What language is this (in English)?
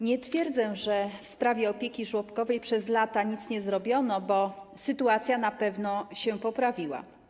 Polish